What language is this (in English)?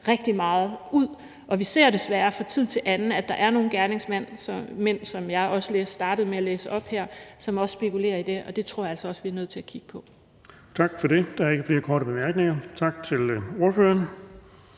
Danish